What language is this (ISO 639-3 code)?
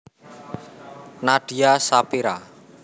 jav